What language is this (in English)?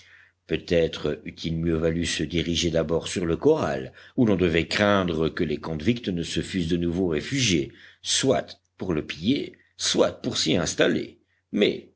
French